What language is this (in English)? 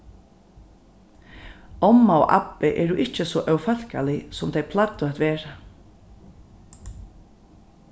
Faroese